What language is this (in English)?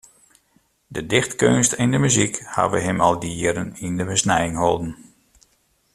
Western Frisian